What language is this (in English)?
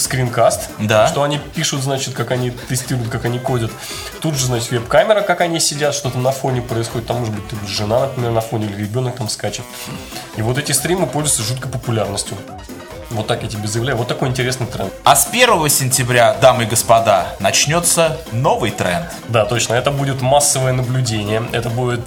Russian